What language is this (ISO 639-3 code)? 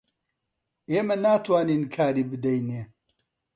ckb